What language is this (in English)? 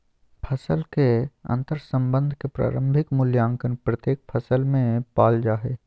Magahi